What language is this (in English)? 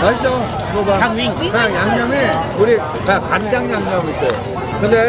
Korean